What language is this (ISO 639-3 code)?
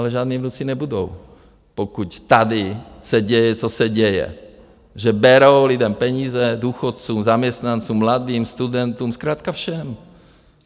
ces